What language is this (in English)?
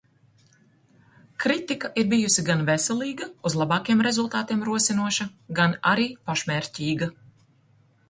Latvian